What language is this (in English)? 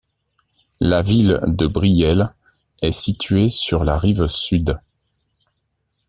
French